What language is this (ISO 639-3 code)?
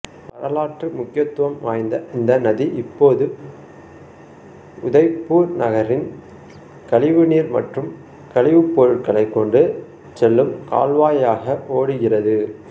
tam